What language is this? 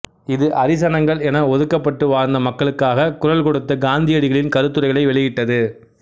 Tamil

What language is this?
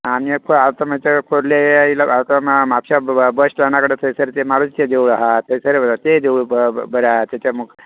Konkani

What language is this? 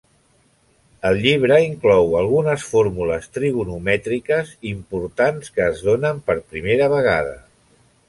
Catalan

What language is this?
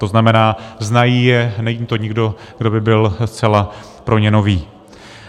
Czech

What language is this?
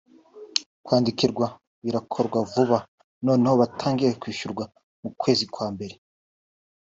Kinyarwanda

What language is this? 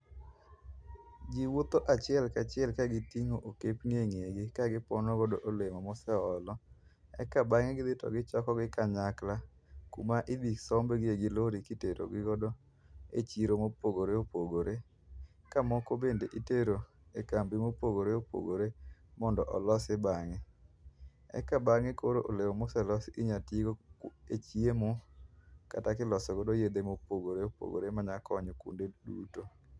Luo (Kenya and Tanzania)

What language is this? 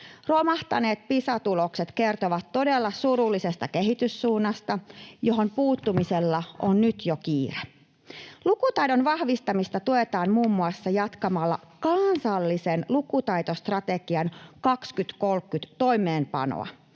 Finnish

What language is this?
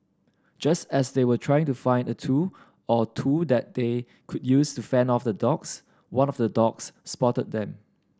English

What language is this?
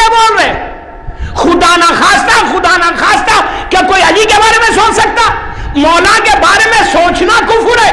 Hindi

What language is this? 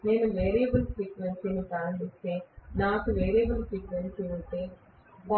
Telugu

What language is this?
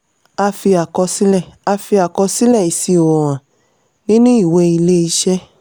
Yoruba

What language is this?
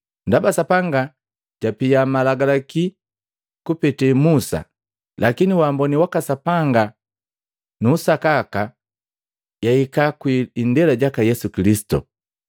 Matengo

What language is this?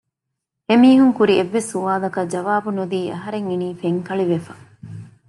Divehi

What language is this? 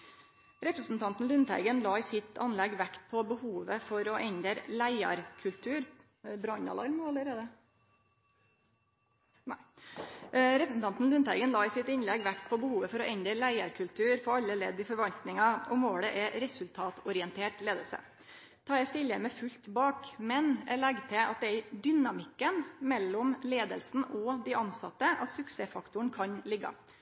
Norwegian Nynorsk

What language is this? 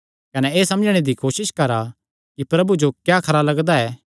Kangri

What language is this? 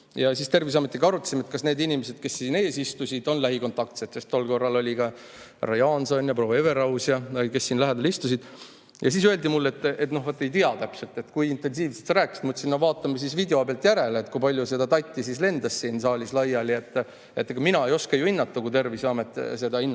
Estonian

